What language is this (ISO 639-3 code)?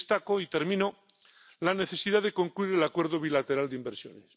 spa